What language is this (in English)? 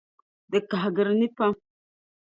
Dagbani